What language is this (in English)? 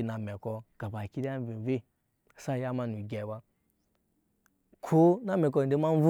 Nyankpa